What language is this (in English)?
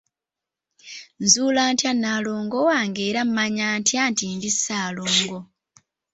Ganda